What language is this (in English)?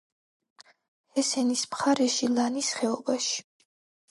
Georgian